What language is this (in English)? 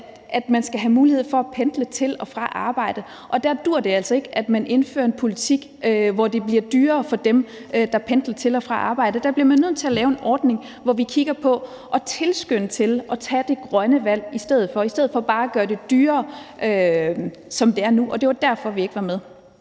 Danish